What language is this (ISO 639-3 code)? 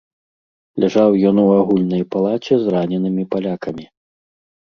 bel